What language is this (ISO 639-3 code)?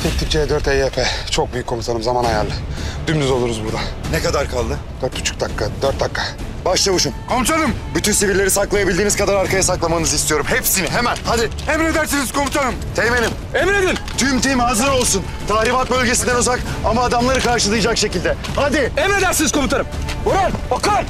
tur